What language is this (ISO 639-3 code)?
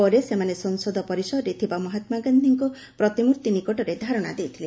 ori